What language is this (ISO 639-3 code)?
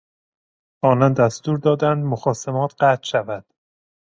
fas